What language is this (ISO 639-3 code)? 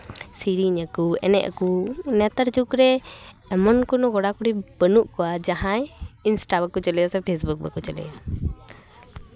sat